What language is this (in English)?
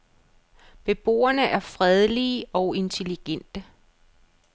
Danish